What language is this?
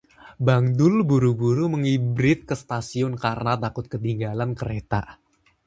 Indonesian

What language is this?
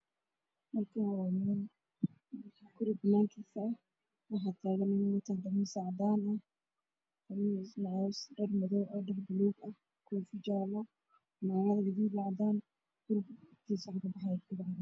Somali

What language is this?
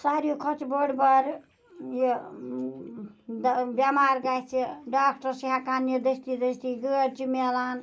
Kashmiri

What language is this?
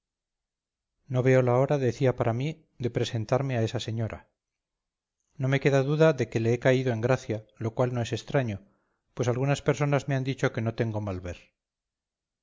Spanish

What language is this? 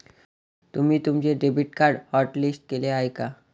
Marathi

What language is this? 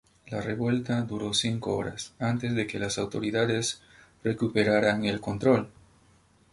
Spanish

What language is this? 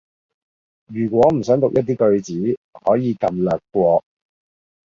Cantonese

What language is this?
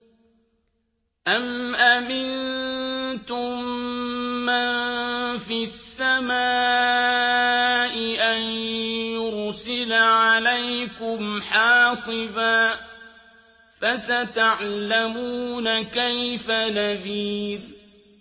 Arabic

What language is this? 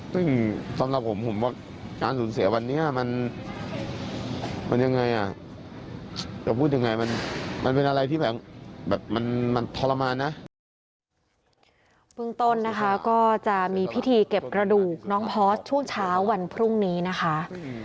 Thai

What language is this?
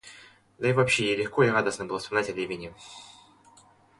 Russian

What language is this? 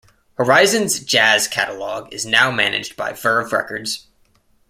English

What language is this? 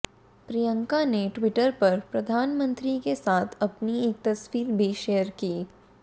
Hindi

